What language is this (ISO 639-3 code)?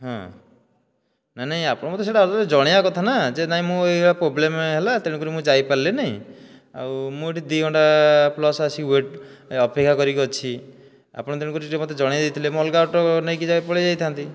ori